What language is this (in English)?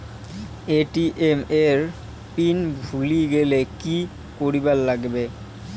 Bangla